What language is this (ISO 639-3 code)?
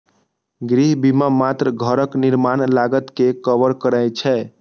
mai